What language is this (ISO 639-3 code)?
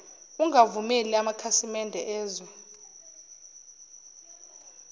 zul